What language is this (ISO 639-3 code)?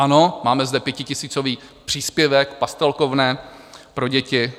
ces